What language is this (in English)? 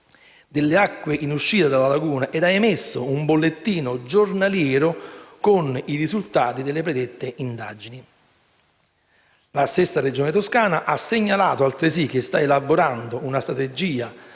Italian